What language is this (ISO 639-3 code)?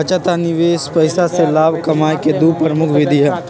mag